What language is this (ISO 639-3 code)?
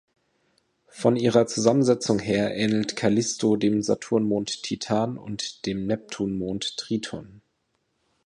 deu